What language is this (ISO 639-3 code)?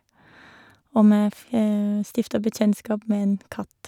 nor